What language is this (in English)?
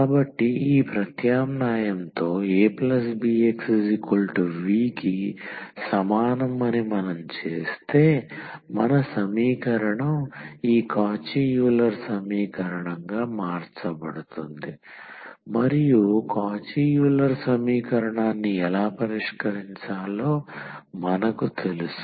Telugu